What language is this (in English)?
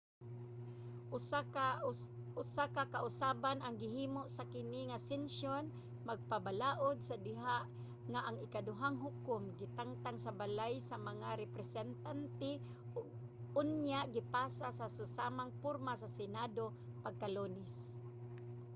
Cebuano